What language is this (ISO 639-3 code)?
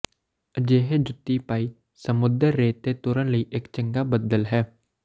pan